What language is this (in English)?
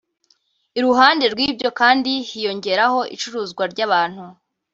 Kinyarwanda